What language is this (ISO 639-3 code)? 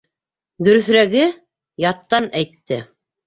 bak